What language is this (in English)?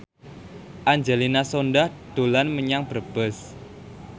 Javanese